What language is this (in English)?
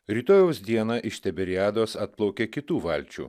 Lithuanian